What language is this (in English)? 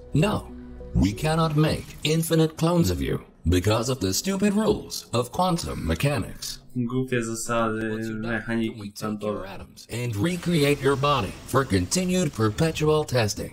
Polish